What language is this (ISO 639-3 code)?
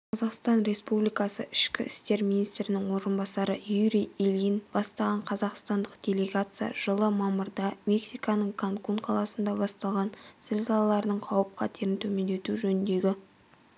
kaz